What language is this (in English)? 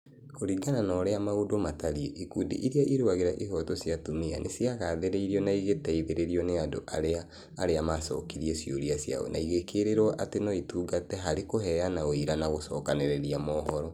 Kikuyu